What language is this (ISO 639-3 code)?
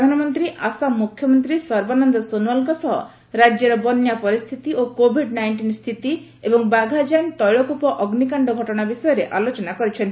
ori